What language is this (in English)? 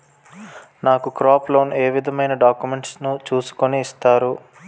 Telugu